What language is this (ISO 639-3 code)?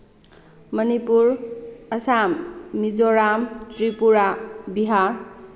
mni